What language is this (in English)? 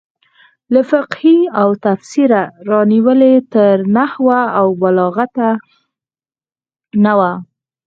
Pashto